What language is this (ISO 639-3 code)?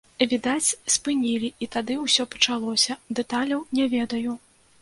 bel